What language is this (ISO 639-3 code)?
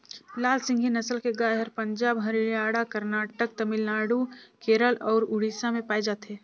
hne